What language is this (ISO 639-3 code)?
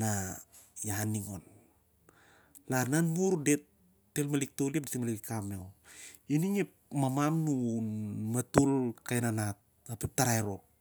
sjr